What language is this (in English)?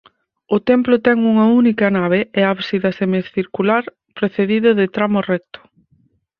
Galician